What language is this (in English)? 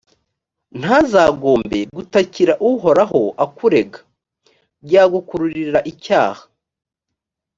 Kinyarwanda